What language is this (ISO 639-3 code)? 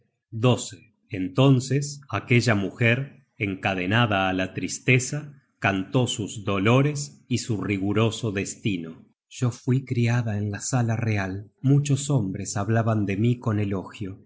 spa